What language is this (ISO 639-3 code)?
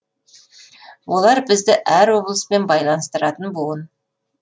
kaz